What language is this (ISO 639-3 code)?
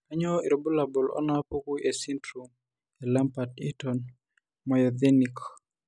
mas